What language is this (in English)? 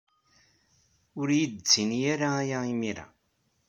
Kabyle